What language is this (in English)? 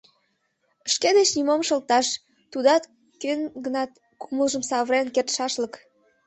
Mari